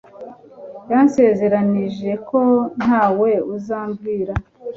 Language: Kinyarwanda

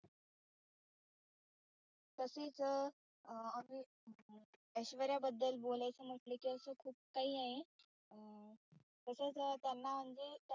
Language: Marathi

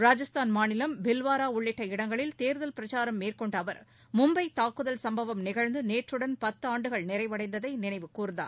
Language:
Tamil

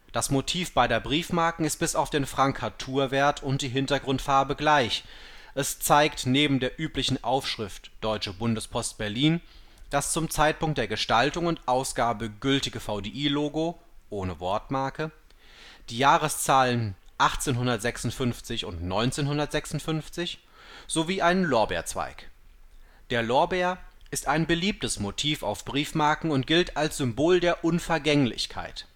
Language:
German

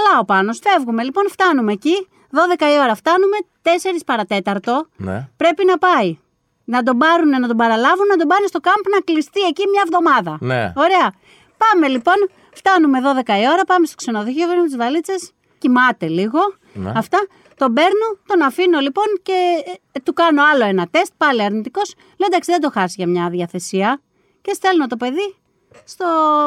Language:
Greek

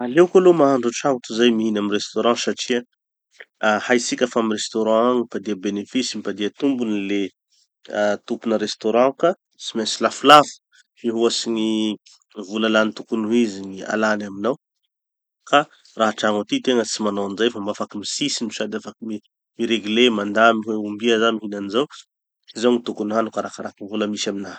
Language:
Tanosy Malagasy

